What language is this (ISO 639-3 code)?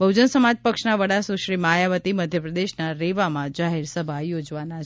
guj